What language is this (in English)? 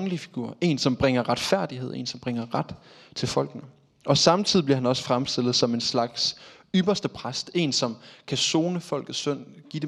Danish